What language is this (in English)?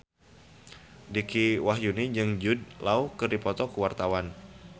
Sundanese